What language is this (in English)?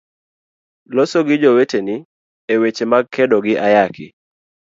Luo (Kenya and Tanzania)